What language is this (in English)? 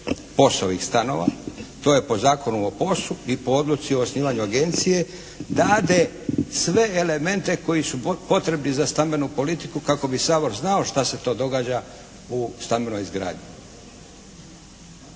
Croatian